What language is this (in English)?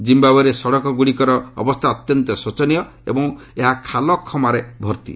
Odia